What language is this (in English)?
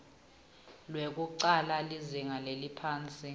Swati